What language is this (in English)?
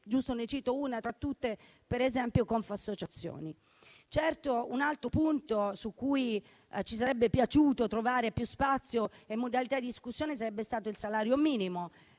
Italian